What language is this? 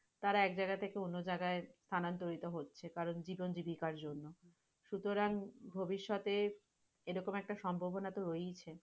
Bangla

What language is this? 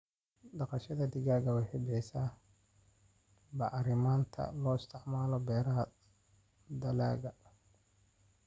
Somali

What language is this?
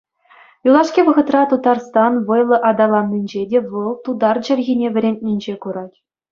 Chuvash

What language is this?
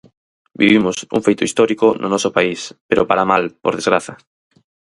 Galician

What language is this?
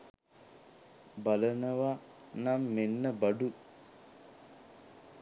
Sinhala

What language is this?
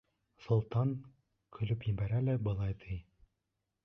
Bashkir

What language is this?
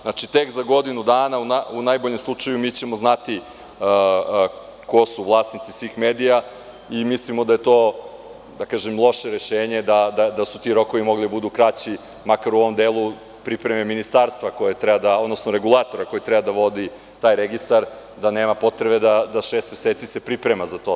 Serbian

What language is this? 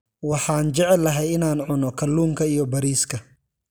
Somali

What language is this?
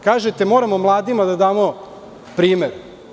Serbian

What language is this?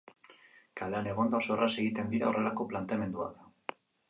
Basque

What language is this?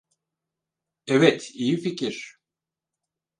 Turkish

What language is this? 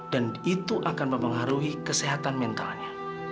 Indonesian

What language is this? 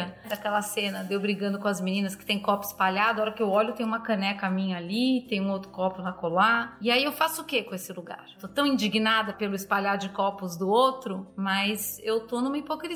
Portuguese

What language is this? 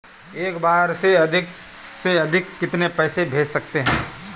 Hindi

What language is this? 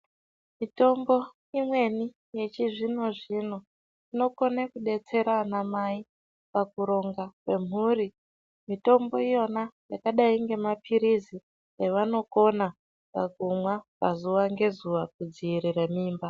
Ndau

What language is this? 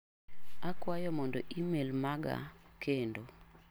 Luo (Kenya and Tanzania)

